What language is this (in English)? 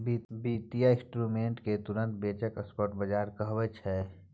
Maithili